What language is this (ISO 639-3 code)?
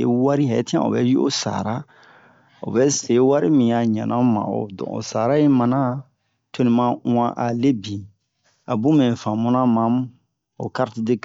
bmq